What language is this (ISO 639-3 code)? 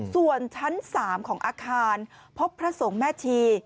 tha